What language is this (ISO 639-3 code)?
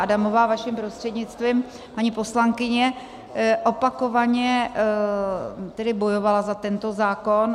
ces